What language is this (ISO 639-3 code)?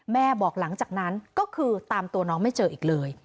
tha